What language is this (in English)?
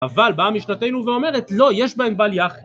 Hebrew